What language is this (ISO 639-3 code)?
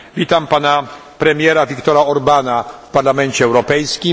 pol